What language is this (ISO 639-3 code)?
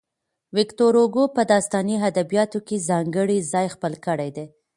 pus